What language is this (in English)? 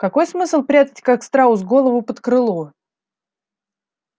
Russian